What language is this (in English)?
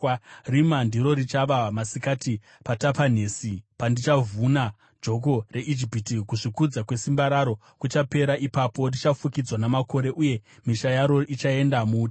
Shona